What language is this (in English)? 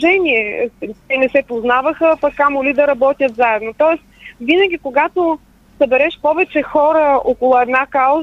Bulgarian